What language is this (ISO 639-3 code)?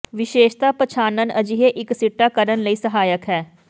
pan